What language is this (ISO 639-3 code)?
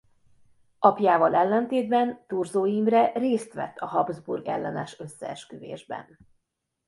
hun